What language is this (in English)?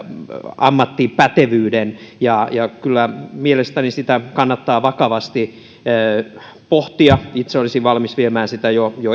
Finnish